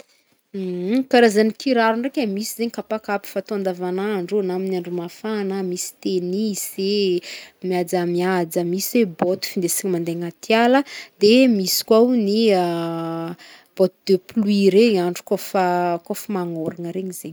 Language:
Northern Betsimisaraka Malagasy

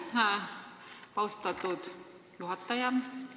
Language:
Estonian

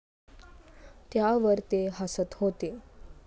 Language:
Marathi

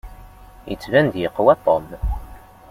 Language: Kabyle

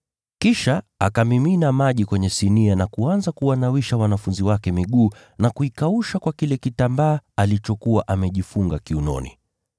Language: Swahili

